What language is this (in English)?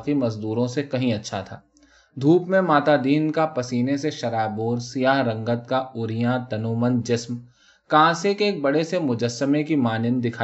Urdu